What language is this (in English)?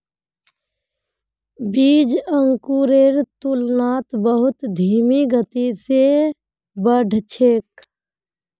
Magahi